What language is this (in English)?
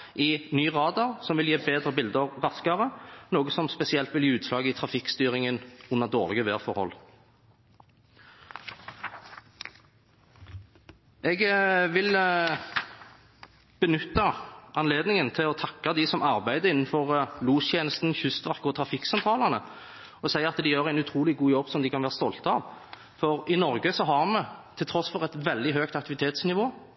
Norwegian Bokmål